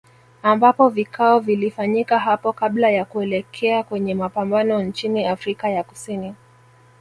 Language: Swahili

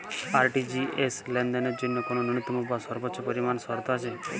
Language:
Bangla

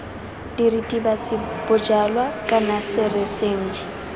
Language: Tswana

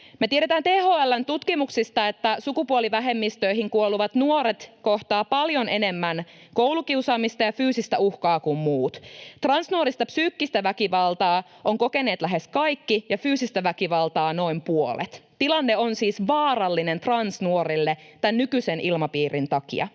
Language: Finnish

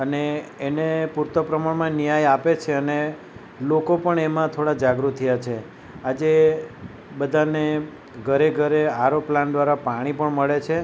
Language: Gujarati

